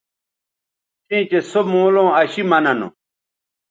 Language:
Bateri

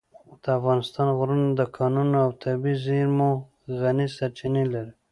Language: Pashto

